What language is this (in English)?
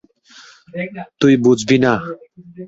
Bangla